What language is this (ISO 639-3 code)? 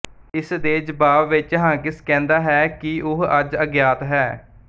pan